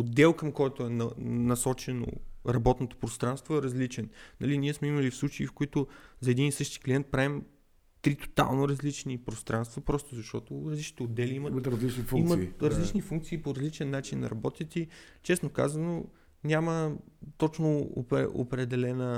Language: Bulgarian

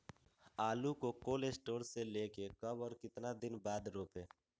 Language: Magahi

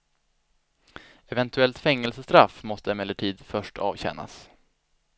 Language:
Swedish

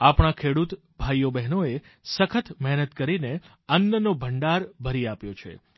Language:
Gujarati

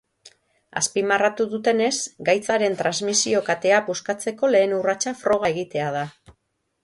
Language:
Basque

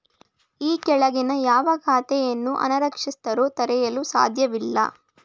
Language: Kannada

